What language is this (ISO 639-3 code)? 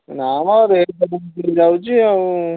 ori